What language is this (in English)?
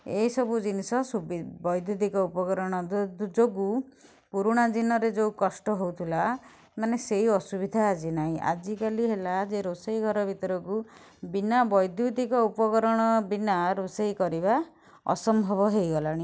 Odia